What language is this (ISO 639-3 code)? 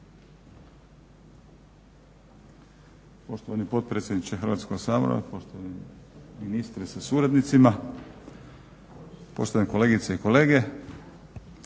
hrv